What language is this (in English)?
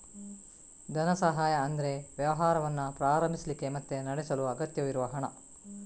Kannada